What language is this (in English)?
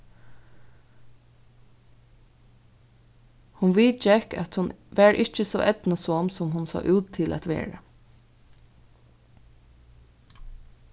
Faroese